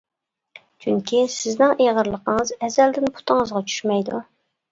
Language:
Uyghur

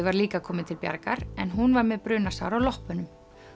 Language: Icelandic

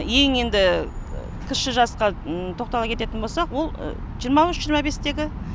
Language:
Kazakh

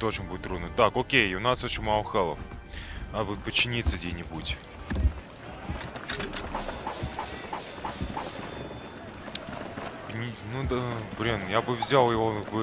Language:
Russian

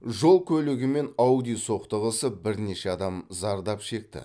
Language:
Kazakh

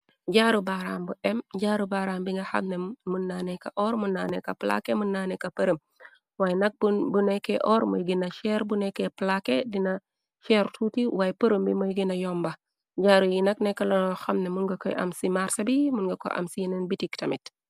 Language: Wolof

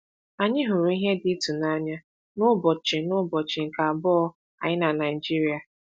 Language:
Igbo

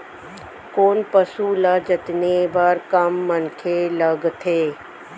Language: Chhattisgarhi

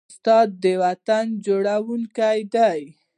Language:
Pashto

